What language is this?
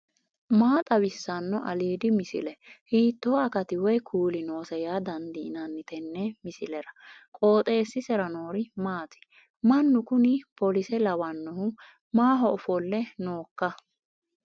Sidamo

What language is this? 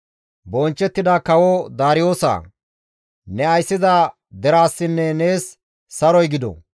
Gamo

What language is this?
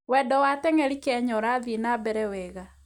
Kikuyu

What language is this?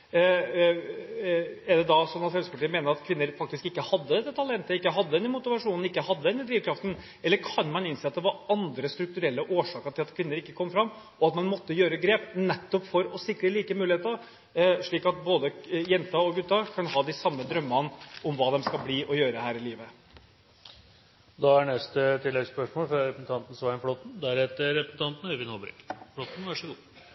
Norwegian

